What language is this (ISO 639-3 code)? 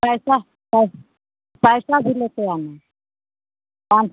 hin